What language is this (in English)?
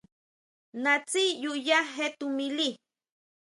Huautla Mazatec